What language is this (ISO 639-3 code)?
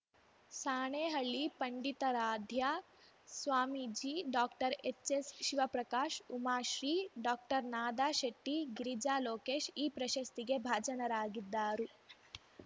kan